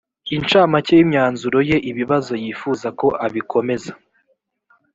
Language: Kinyarwanda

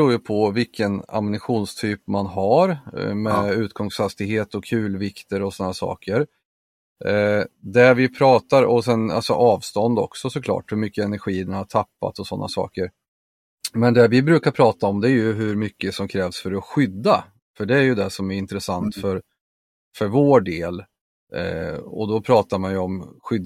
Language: Swedish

